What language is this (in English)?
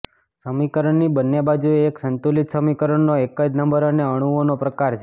Gujarati